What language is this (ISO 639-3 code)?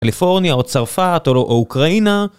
heb